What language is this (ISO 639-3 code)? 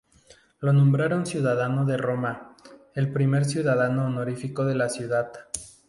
spa